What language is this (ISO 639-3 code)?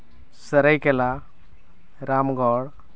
sat